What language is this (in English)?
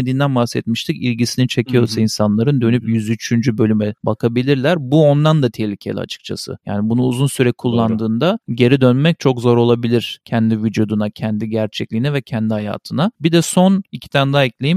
Turkish